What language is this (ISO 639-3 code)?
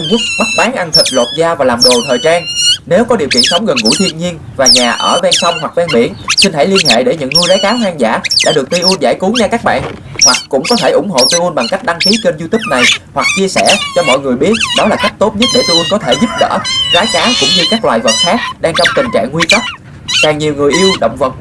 vie